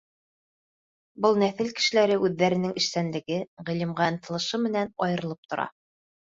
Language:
Bashkir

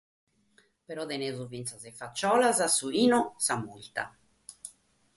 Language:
Sardinian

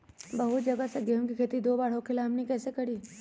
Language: Magahi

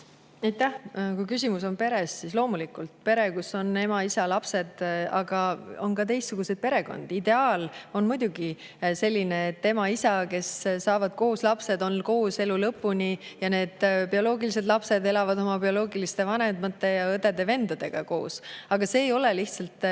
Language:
Estonian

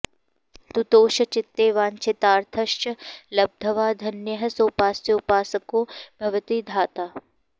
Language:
Sanskrit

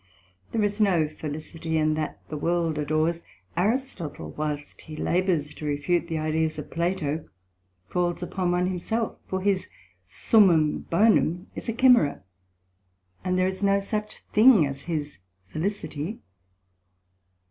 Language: English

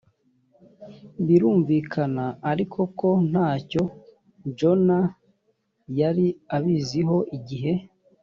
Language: Kinyarwanda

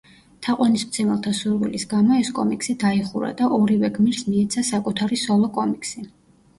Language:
Georgian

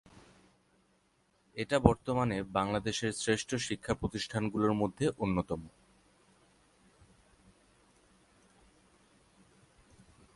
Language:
Bangla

